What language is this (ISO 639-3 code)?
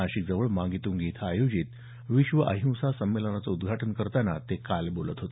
mar